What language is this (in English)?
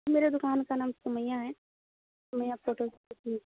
Urdu